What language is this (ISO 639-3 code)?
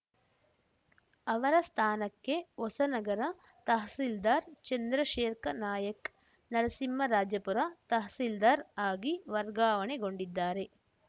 kan